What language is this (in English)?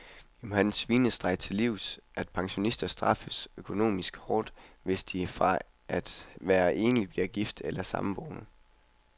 Danish